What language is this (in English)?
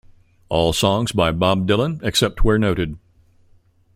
English